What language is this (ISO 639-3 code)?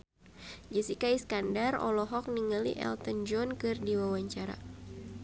sun